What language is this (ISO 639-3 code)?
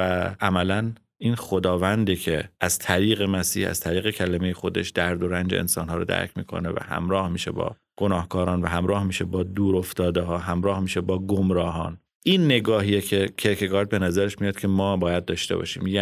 fas